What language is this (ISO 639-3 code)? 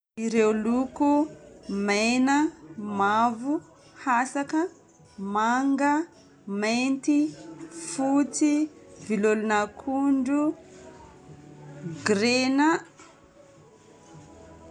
bmm